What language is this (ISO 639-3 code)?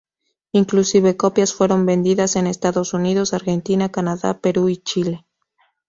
spa